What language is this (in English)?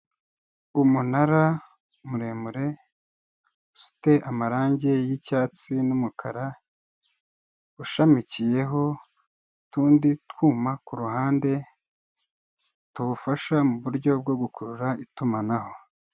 Kinyarwanda